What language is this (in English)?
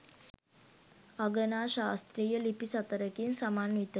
Sinhala